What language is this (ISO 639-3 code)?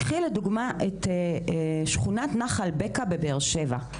heb